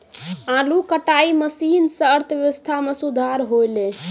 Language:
Maithili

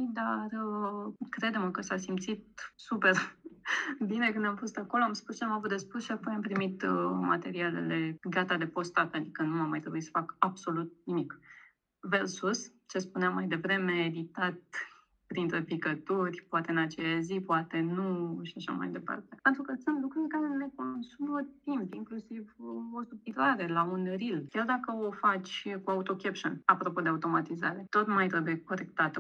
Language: Romanian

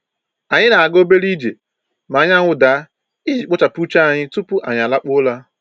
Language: Igbo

